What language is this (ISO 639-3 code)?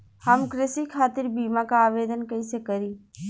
bho